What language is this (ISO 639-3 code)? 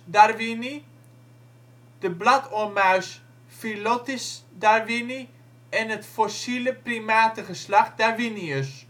nld